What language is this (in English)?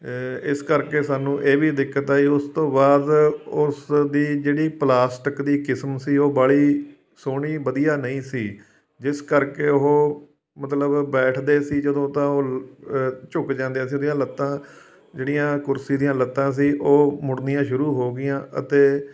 Punjabi